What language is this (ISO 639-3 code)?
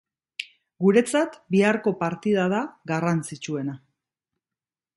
eus